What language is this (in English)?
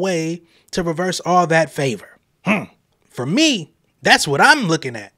English